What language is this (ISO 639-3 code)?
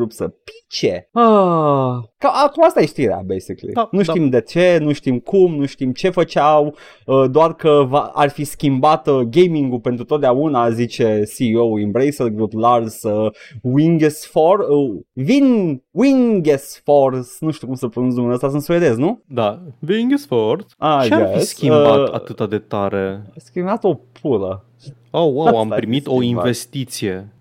ron